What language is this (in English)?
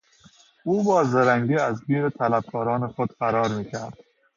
Persian